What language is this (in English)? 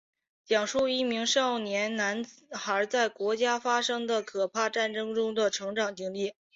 Chinese